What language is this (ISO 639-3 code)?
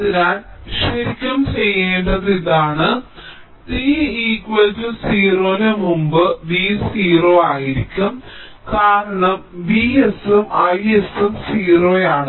mal